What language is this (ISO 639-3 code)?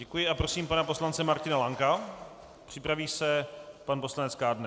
ces